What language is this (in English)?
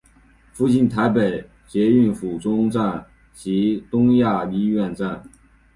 Chinese